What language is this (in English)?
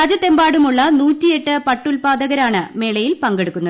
Malayalam